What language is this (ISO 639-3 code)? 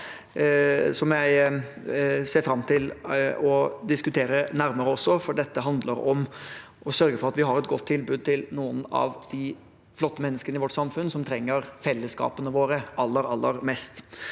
nor